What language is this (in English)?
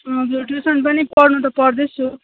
Nepali